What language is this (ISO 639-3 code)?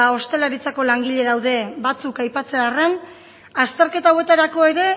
eus